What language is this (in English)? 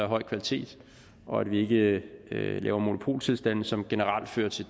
Danish